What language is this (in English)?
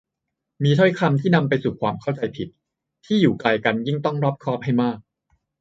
Thai